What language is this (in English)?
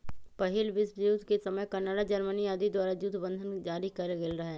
Magahi